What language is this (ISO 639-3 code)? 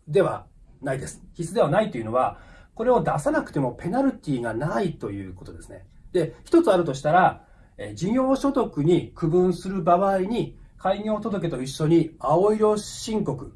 jpn